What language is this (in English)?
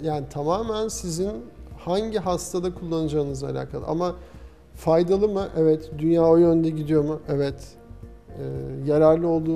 Turkish